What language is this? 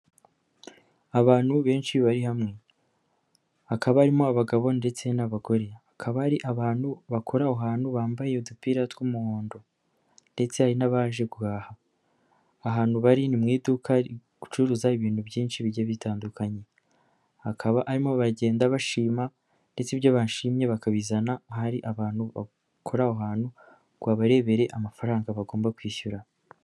Kinyarwanda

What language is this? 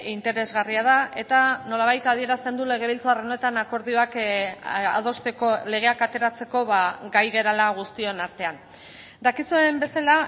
Basque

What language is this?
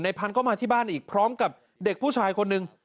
Thai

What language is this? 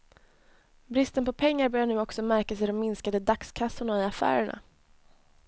Swedish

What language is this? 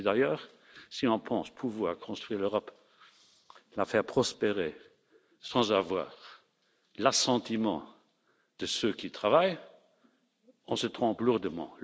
French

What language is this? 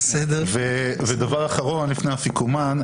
Hebrew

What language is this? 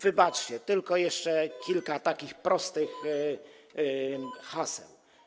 Polish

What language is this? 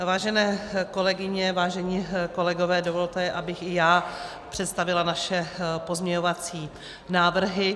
Czech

